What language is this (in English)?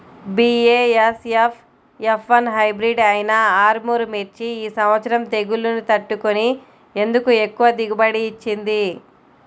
Telugu